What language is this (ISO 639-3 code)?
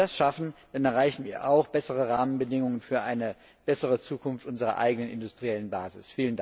deu